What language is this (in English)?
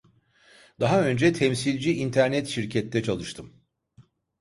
Turkish